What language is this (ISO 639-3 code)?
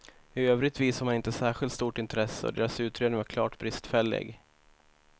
swe